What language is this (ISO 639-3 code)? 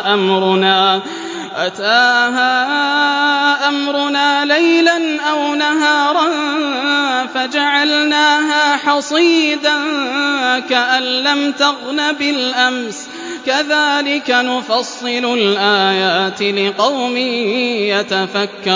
ara